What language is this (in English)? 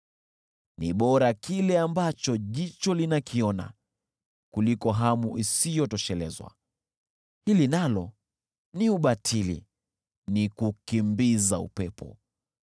Swahili